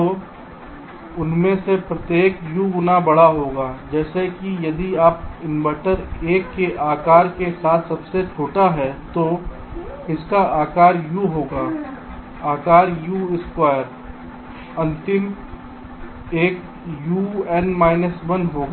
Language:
Hindi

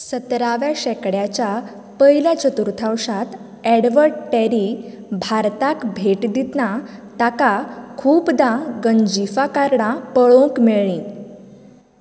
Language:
Konkani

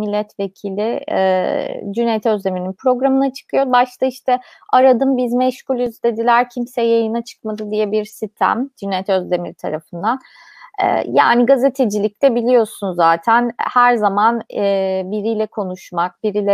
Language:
Turkish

